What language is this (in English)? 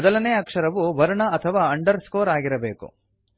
Kannada